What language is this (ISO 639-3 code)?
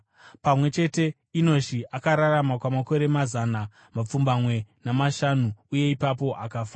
sna